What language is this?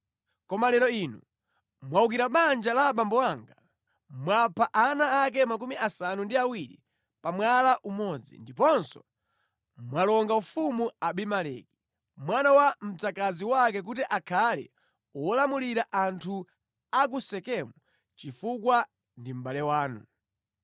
Nyanja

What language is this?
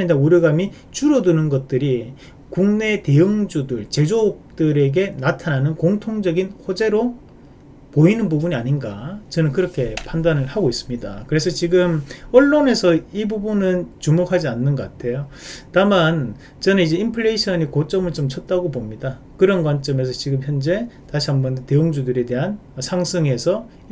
Korean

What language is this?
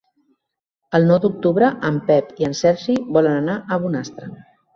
Catalan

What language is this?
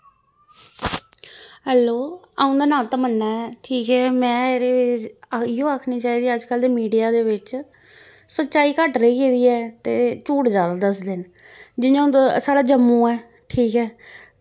Dogri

